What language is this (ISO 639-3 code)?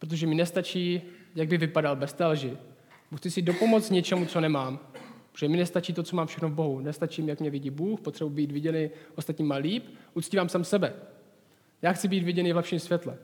ces